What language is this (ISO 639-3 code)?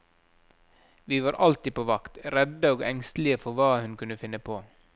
nor